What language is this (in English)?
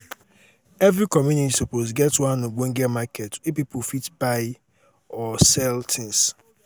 Nigerian Pidgin